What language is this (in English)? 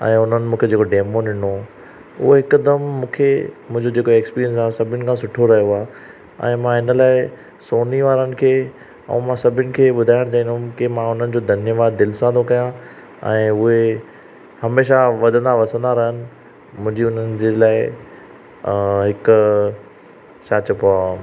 Sindhi